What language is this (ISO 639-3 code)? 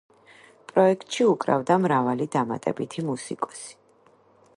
kat